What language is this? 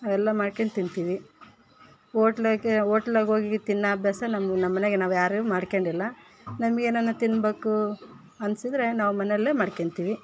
Kannada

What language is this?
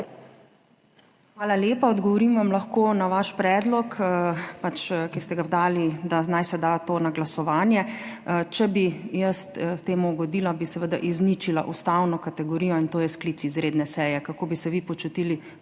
Slovenian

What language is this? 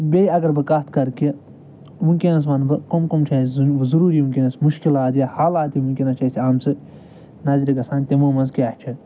Kashmiri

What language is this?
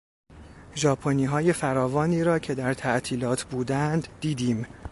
Persian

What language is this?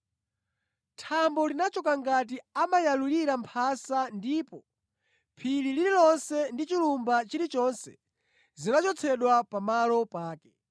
Nyanja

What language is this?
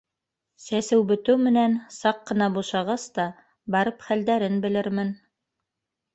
Bashkir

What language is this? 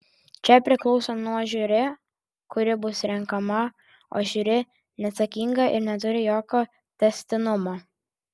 Lithuanian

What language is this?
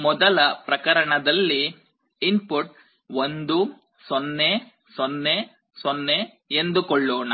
Kannada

